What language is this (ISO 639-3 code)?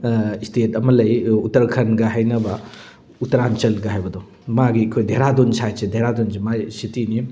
mni